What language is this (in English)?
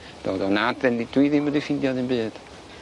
Welsh